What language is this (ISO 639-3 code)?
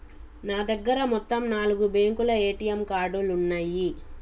tel